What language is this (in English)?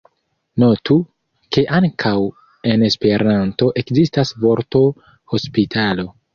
Esperanto